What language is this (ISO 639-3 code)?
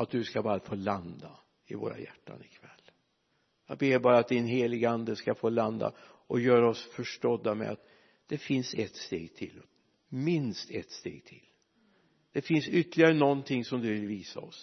swe